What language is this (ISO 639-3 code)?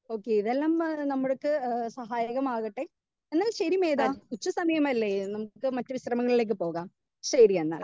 mal